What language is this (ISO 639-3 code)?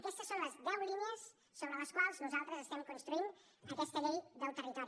cat